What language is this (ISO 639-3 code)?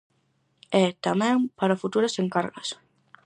glg